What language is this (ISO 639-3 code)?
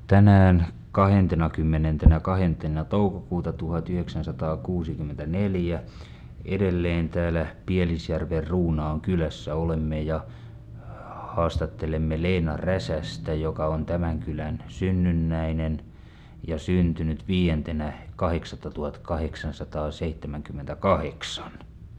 fin